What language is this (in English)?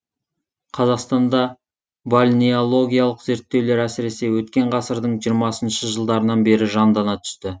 Kazakh